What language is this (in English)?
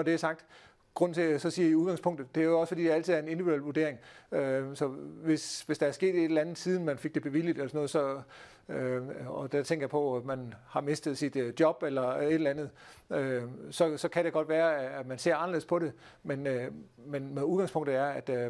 Danish